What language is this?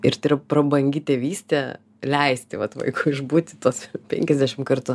Lithuanian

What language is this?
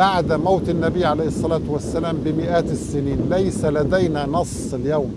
Arabic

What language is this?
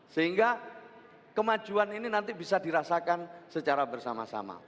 Indonesian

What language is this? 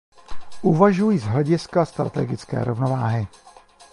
Czech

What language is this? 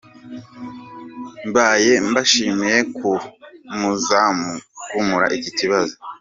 Kinyarwanda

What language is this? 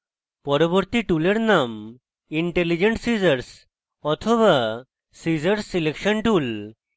Bangla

